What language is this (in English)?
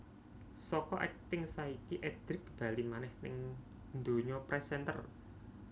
Javanese